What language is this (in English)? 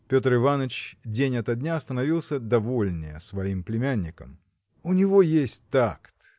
Russian